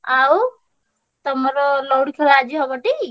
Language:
Odia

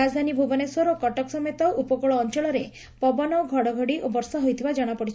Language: Odia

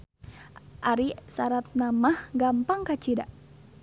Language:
Sundanese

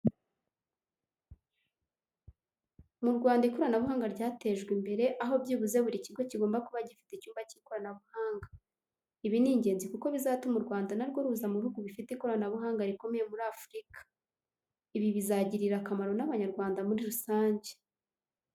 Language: Kinyarwanda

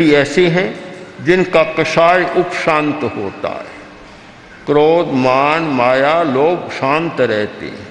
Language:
Hindi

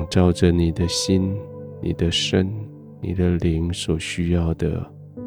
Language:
Chinese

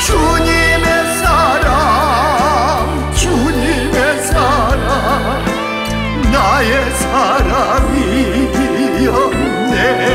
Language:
Korean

